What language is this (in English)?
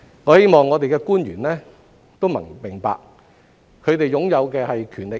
Cantonese